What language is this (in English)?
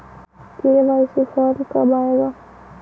Magahi